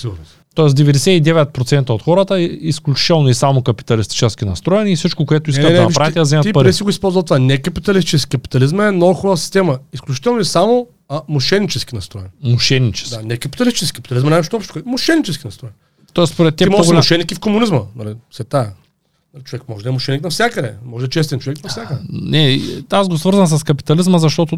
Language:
Bulgarian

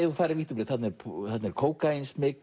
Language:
Icelandic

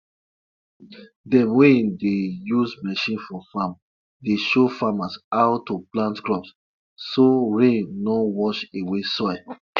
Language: Nigerian Pidgin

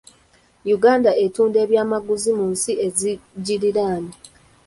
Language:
Ganda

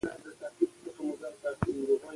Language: Pashto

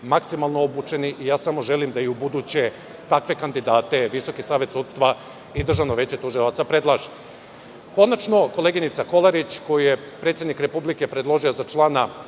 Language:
Serbian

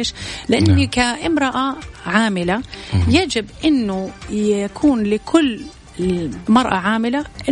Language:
Arabic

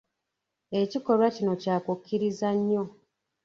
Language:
Ganda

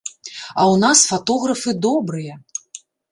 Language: Belarusian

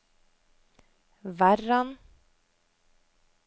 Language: Norwegian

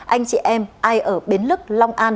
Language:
Vietnamese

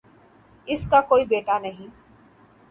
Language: Urdu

